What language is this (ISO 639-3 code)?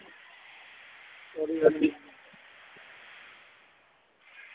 doi